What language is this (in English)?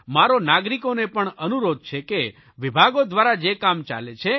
Gujarati